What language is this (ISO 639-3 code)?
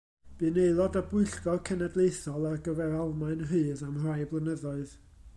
cym